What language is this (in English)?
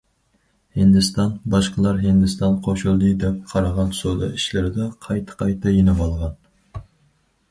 Uyghur